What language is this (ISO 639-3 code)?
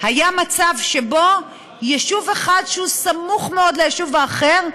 heb